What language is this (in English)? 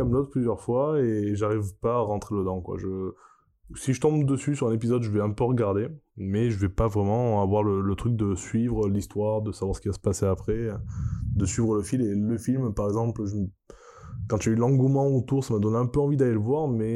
French